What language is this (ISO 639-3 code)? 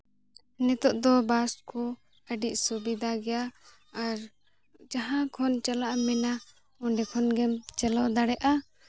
sat